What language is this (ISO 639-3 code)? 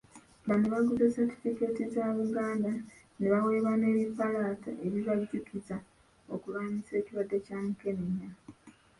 lug